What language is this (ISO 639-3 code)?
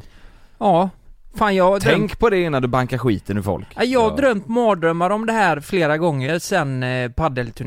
swe